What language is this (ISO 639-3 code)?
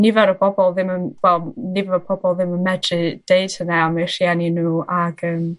cym